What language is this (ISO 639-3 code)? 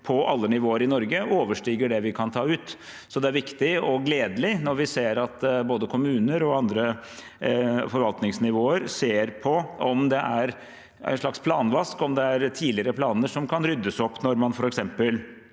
nor